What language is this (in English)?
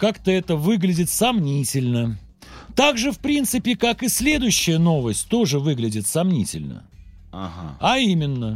Russian